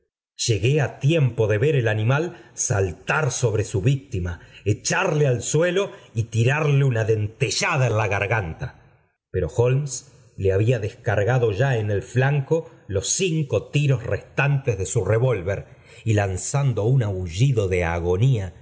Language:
Spanish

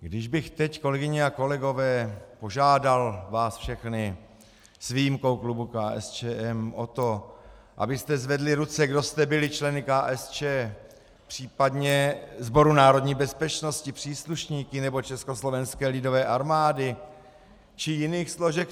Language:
Czech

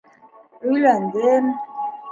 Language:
Bashkir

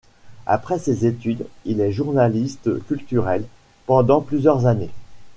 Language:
French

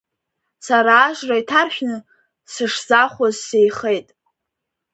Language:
Abkhazian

